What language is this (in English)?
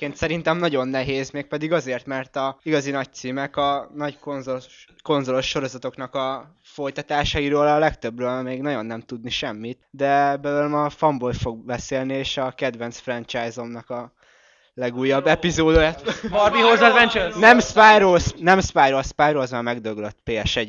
Hungarian